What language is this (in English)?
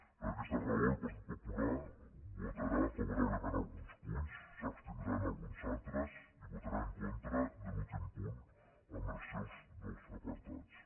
Catalan